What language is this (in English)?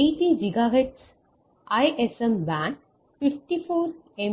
Tamil